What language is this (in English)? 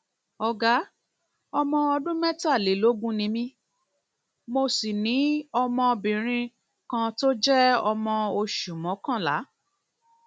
Yoruba